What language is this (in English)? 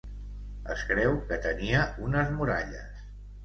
Catalan